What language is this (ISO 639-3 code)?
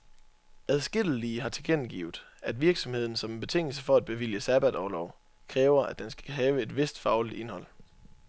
dan